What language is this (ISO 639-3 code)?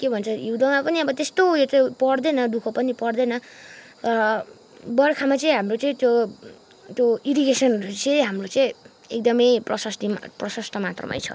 nep